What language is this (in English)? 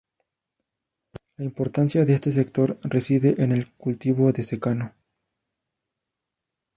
Spanish